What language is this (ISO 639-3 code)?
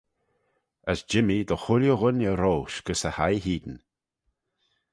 glv